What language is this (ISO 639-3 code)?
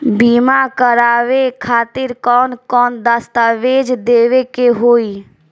bho